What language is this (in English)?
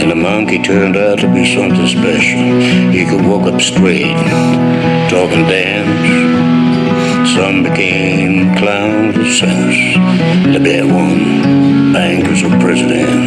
English